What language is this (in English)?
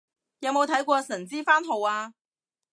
Cantonese